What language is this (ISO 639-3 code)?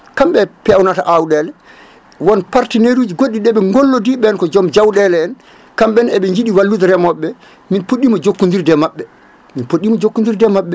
ful